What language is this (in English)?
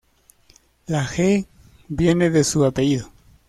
Spanish